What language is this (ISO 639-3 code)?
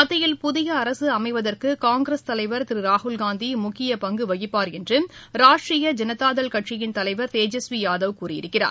tam